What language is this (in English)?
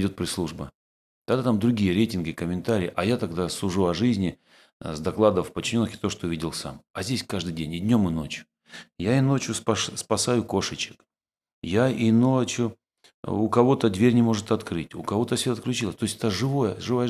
Russian